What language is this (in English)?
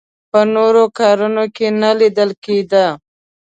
Pashto